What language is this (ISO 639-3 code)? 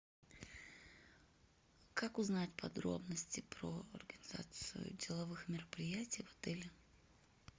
rus